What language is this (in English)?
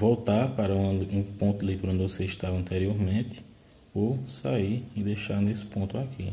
Portuguese